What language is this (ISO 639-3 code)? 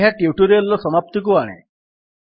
ori